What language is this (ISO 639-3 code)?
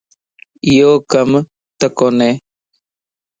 lss